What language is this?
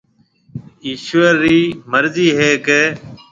Marwari (Pakistan)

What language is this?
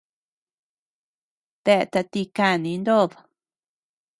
Tepeuxila Cuicatec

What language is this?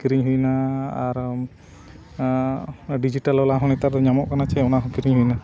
Santali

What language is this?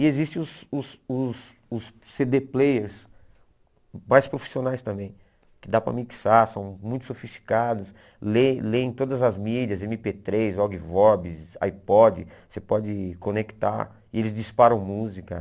Portuguese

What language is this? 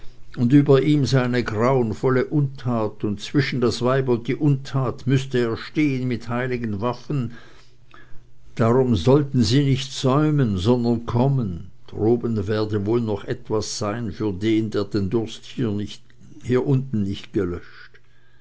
German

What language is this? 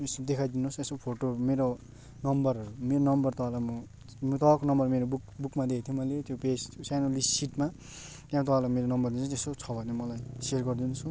Nepali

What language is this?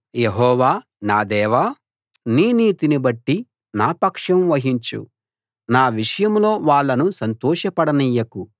Telugu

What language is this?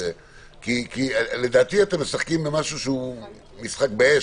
Hebrew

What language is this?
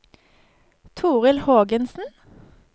Norwegian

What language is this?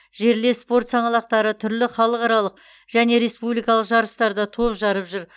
Kazakh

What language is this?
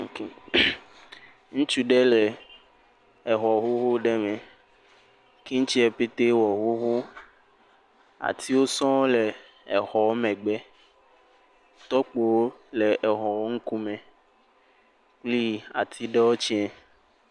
Ewe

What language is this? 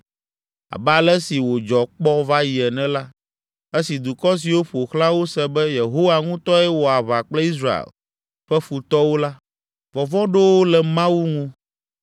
Ewe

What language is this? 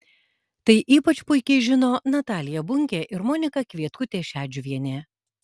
Lithuanian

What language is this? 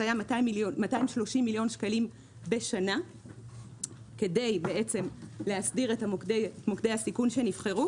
Hebrew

